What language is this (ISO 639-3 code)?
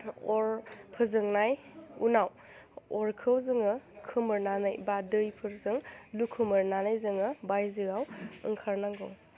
brx